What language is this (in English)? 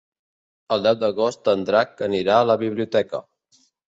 Catalan